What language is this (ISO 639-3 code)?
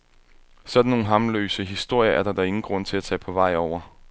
dan